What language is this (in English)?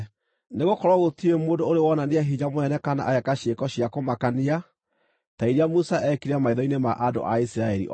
Kikuyu